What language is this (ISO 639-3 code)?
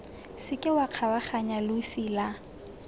tsn